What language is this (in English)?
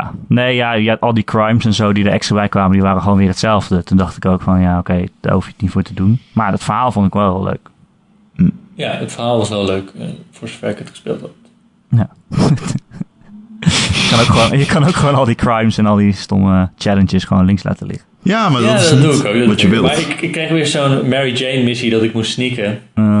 Dutch